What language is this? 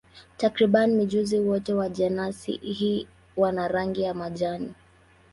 Swahili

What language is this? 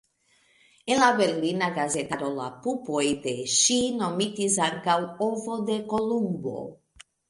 Esperanto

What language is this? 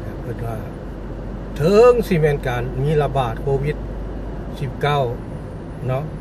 Thai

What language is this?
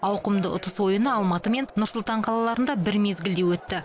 Kazakh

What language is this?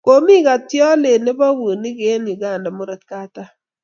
Kalenjin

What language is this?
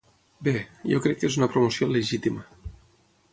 Catalan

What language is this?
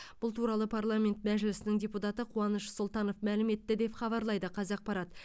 Kazakh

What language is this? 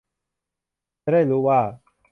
Thai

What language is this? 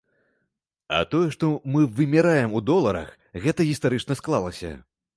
Belarusian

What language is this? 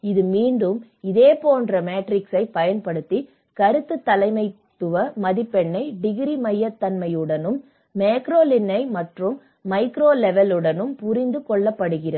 Tamil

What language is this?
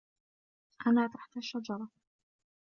Arabic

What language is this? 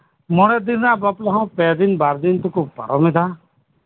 Santali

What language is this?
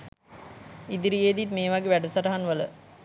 Sinhala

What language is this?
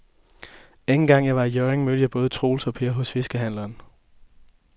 Danish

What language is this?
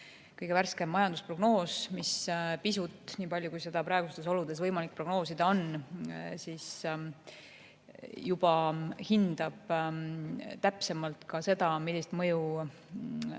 Estonian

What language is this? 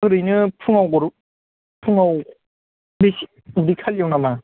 Bodo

